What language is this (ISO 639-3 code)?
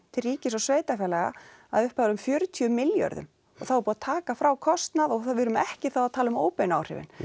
isl